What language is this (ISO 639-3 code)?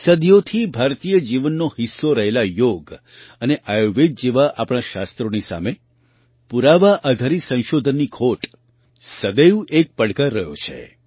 guj